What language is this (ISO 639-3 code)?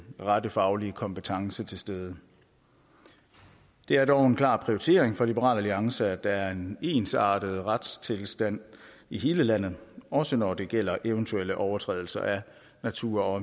dan